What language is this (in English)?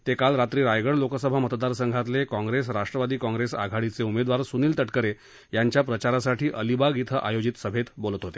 Marathi